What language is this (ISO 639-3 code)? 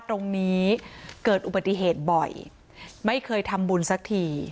tha